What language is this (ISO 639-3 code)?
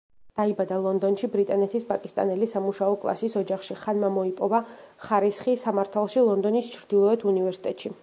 kat